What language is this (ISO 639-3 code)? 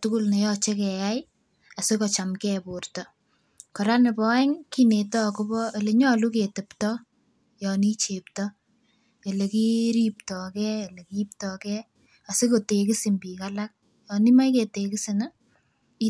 kln